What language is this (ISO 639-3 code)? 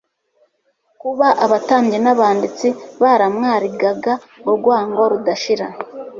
kin